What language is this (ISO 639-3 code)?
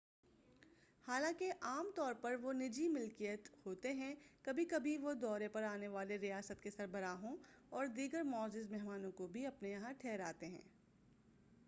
urd